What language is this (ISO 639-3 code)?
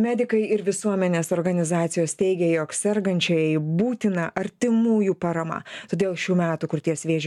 lit